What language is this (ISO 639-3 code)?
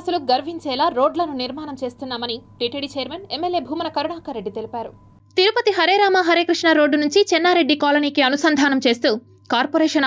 tel